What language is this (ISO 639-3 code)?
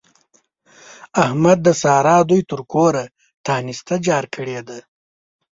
pus